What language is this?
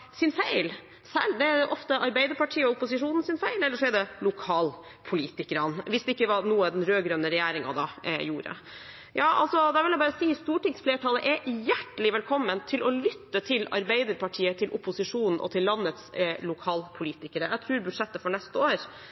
Norwegian Bokmål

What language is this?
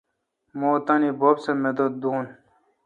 Kalkoti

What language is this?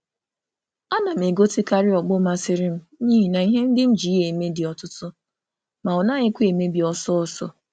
Igbo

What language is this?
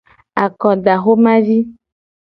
Gen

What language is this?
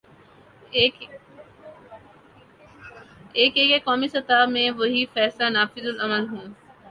Urdu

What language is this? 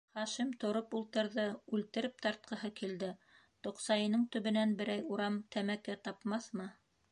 Bashkir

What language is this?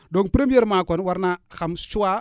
Wolof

